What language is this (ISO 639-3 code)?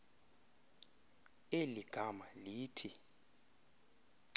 xho